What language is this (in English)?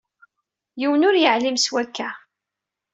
Kabyle